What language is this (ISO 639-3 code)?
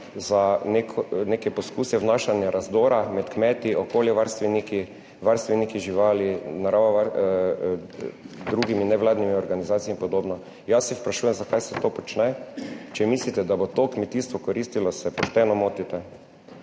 slv